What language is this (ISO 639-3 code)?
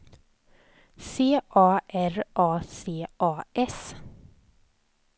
swe